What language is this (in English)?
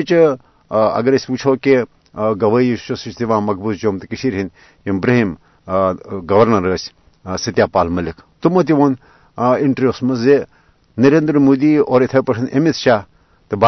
Urdu